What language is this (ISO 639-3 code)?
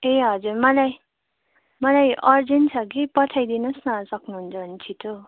nep